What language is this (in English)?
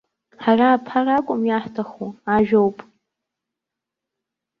Abkhazian